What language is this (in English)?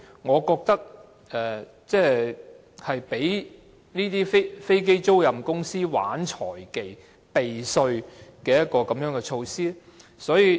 Cantonese